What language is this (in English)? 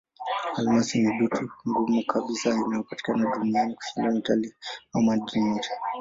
Swahili